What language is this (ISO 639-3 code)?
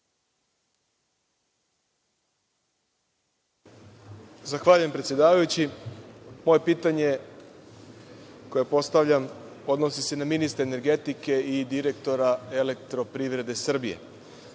srp